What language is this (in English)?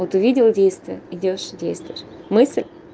Russian